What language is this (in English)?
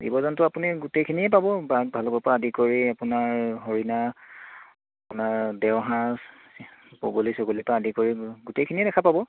Assamese